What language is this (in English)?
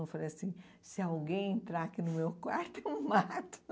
Portuguese